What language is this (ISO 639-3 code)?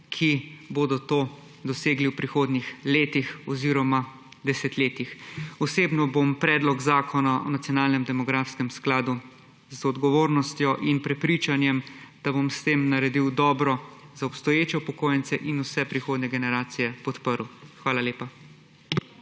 slv